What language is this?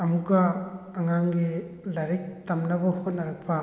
Manipuri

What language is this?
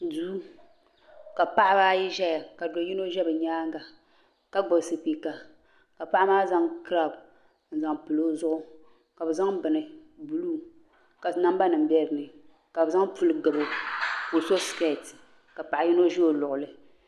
Dagbani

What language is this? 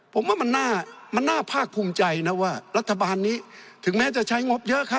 Thai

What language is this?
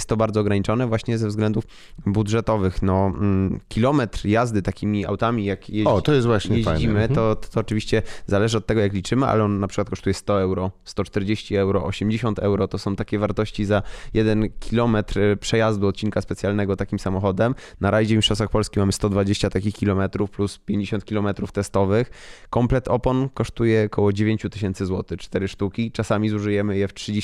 Polish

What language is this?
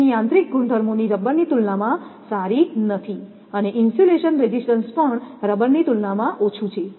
Gujarati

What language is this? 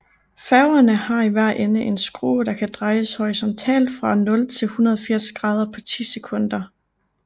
Danish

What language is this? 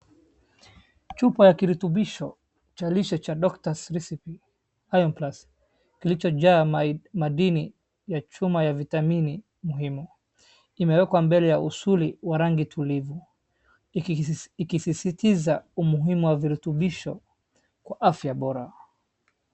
Swahili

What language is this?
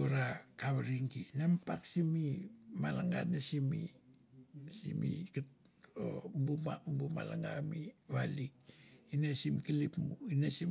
Mandara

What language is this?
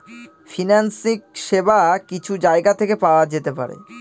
Bangla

